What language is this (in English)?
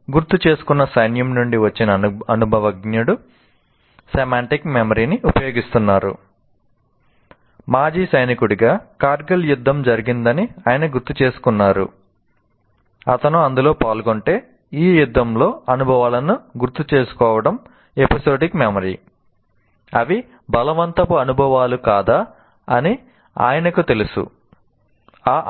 Telugu